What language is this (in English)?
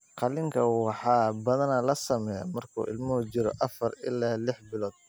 Somali